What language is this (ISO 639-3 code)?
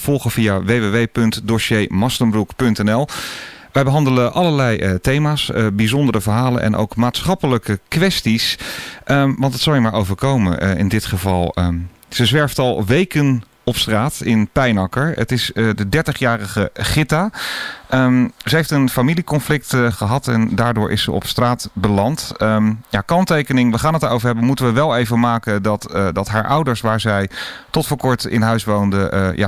nld